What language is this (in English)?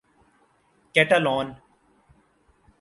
Urdu